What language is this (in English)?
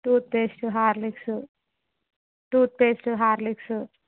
Telugu